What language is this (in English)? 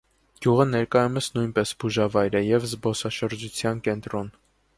Armenian